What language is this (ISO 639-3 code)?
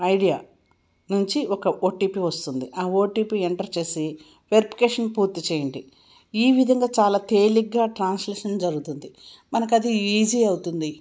tel